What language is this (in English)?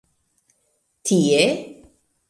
Esperanto